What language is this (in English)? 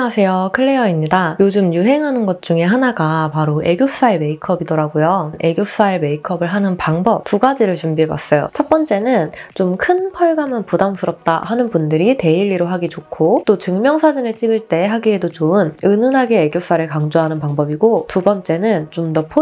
Korean